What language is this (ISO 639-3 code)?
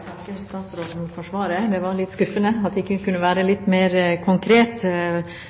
nor